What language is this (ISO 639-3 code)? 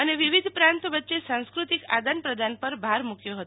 guj